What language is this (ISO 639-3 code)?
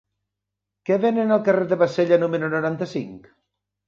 cat